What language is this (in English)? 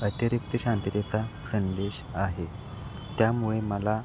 Marathi